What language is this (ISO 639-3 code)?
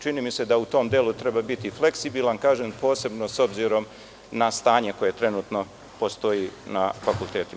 srp